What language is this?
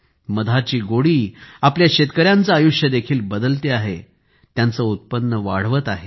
Marathi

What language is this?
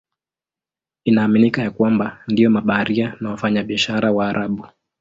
Swahili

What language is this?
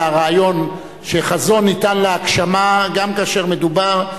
Hebrew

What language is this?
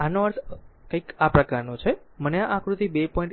Gujarati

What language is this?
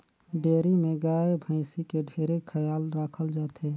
Chhattisgarhi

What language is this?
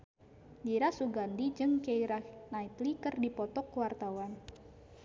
Sundanese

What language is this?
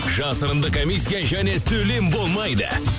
Kazakh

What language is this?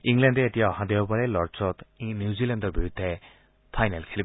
Assamese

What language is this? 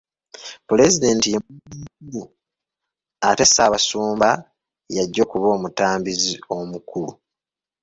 Ganda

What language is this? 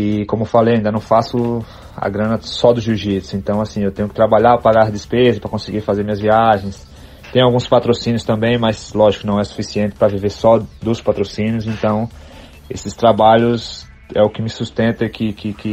Portuguese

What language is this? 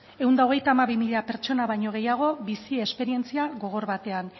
Basque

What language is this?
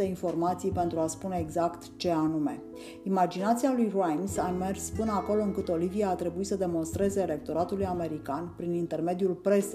Romanian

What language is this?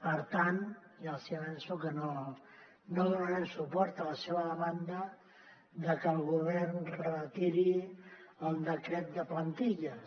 Catalan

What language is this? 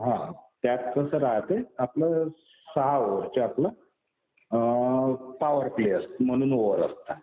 Marathi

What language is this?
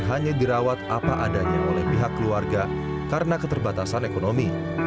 Indonesian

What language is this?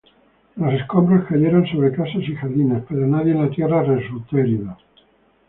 Spanish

